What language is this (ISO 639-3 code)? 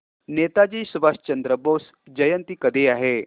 mar